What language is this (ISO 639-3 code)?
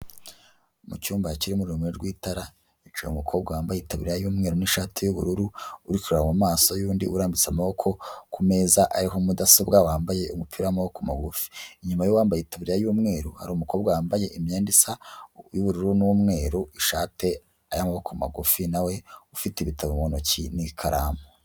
kin